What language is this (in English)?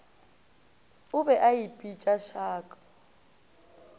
Northern Sotho